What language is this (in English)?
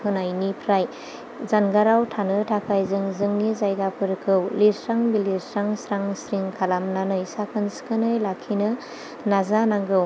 Bodo